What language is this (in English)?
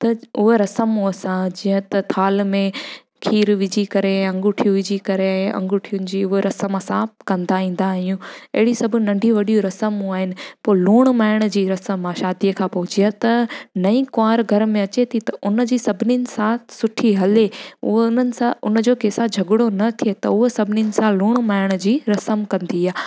Sindhi